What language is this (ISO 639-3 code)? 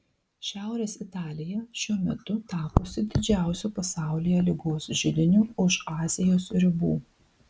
lit